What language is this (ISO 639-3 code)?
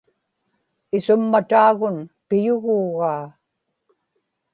ipk